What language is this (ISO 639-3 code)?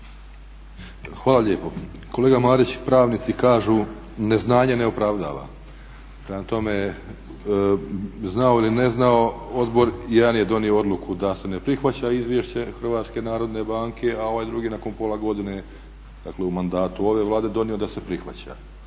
hrv